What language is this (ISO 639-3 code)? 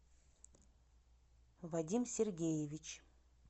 rus